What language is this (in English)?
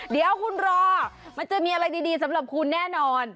Thai